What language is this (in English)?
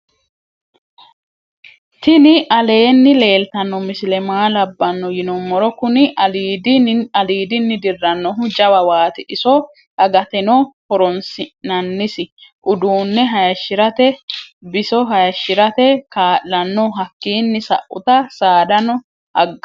Sidamo